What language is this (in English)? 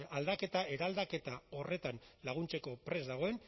Basque